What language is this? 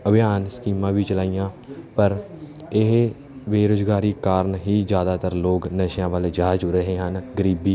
Punjabi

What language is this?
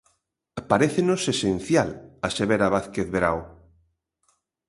Galician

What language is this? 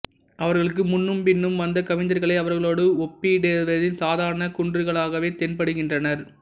Tamil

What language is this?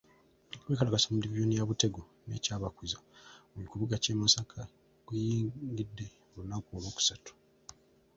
Ganda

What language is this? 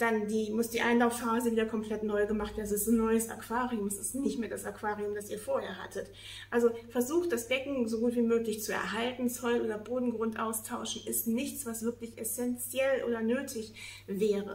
German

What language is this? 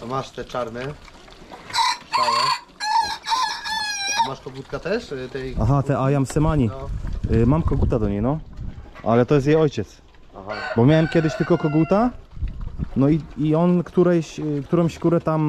Polish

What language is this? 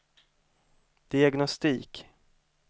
Swedish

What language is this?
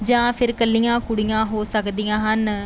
Punjabi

